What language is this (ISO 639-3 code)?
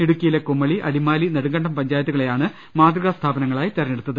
mal